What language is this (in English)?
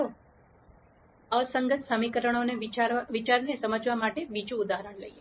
Gujarati